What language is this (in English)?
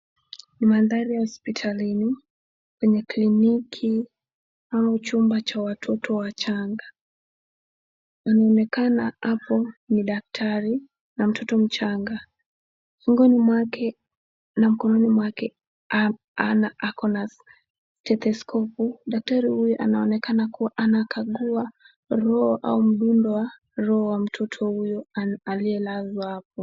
Swahili